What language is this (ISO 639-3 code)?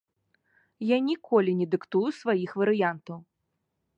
bel